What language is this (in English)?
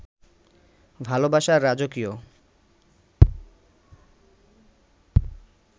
Bangla